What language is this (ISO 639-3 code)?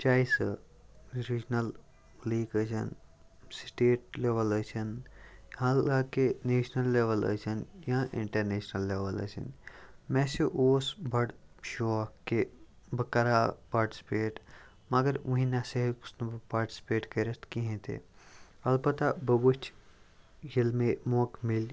kas